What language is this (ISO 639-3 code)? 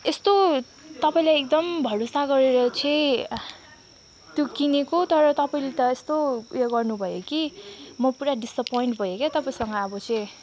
nep